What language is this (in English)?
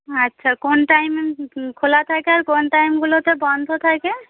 Bangla